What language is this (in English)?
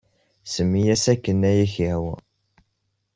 Kabyle